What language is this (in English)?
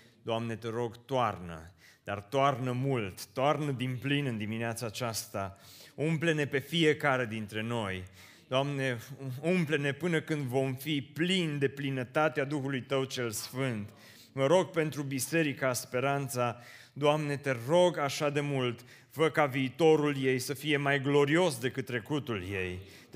Romanian